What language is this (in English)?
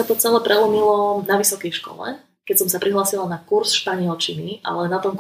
Slovak